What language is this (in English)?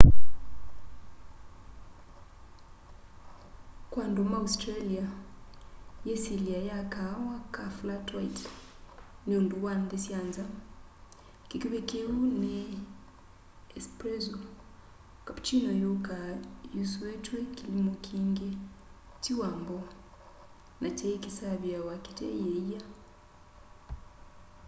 Kamba